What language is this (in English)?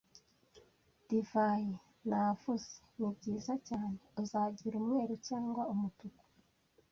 Kinyarwanda